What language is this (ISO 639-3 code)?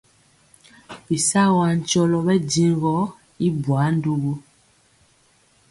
mcx